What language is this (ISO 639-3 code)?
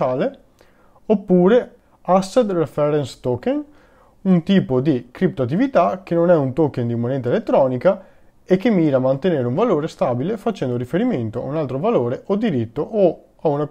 ita